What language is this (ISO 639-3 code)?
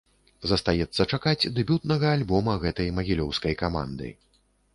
bel